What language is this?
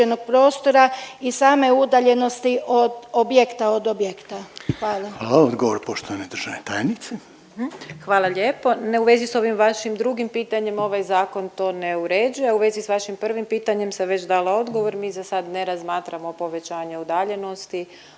Croatian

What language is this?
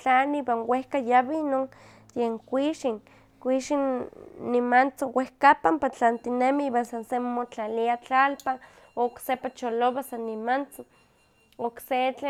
Huaxcaleca Nahuatl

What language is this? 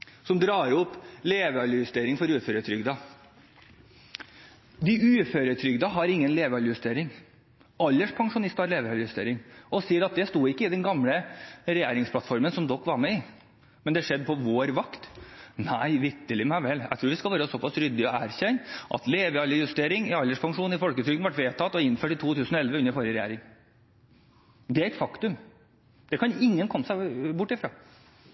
Norwegian Bokmål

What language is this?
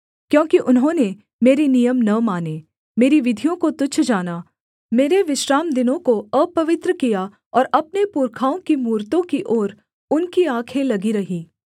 Hindi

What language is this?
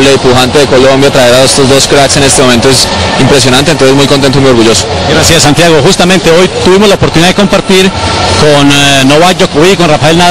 Spanish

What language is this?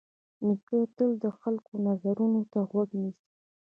Pashto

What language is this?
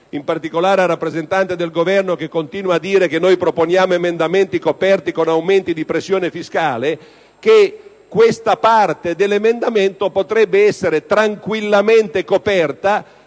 Italian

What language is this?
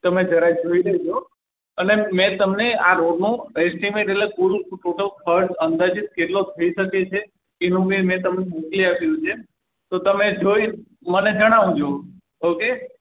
Gujarati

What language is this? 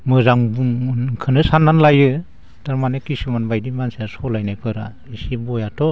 Bodo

